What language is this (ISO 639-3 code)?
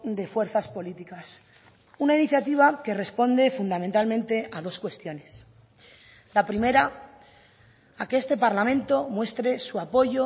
spa